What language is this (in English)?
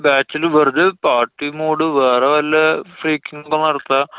Malayalam